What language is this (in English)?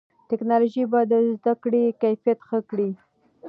Pashto